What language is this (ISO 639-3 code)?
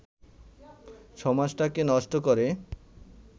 ben